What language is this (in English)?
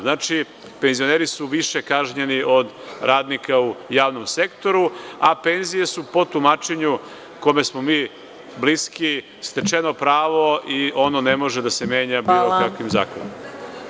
Serbian